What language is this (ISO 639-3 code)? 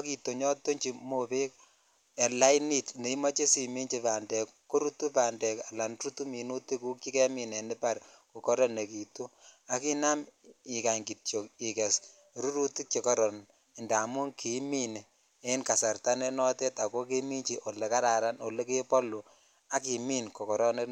kln